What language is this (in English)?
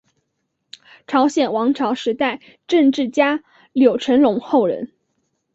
Chinese